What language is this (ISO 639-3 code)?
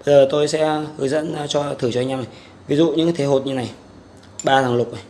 vie